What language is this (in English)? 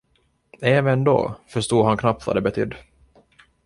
Swedish